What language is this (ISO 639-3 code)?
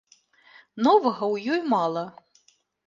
bel